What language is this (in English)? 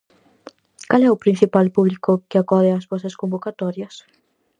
Galician